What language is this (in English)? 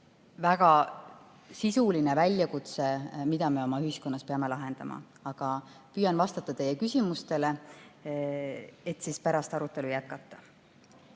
Estonian